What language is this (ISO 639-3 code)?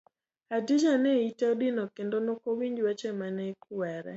luo